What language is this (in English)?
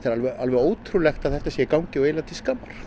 Icelandic